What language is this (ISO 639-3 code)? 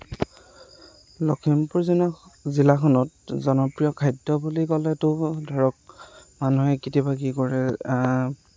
asm